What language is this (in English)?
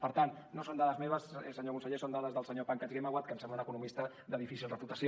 Catalan